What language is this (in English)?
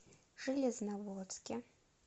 Russian